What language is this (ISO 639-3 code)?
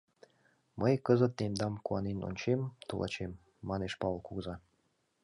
chm